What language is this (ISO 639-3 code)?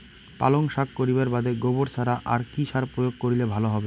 ben